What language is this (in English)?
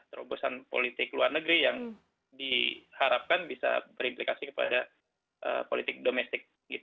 Indonesian